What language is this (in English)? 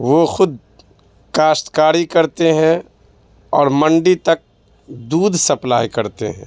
Urdu